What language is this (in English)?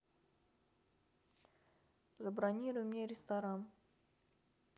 Russian